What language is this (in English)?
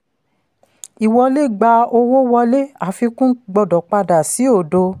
Yoruba